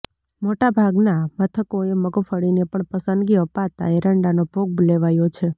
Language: Gujarati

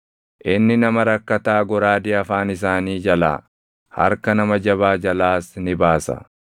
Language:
Oromo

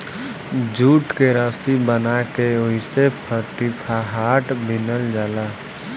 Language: Bhojpuri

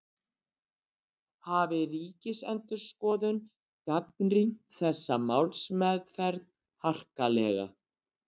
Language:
Icelandic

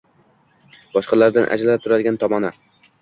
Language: Uzbek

